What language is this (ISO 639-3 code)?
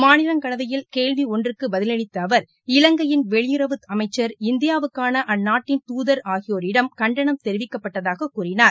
tam